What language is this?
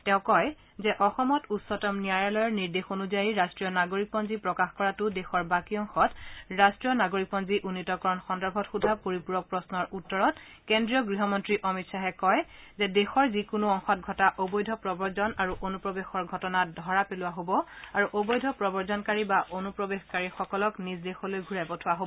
Assamese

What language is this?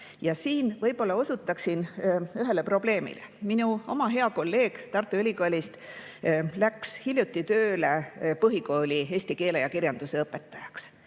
Estonian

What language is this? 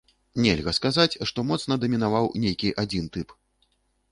Belarusian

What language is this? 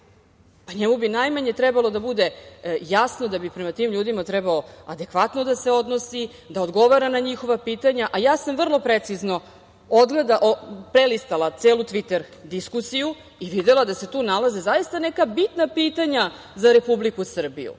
Serbian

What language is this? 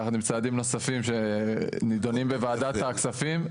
Hebrew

